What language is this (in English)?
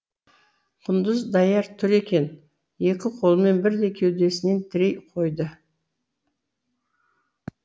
Kazakh